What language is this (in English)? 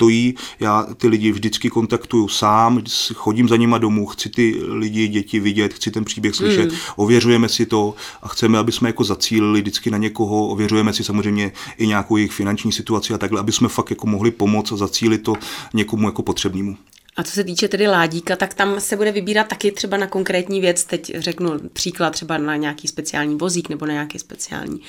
Czech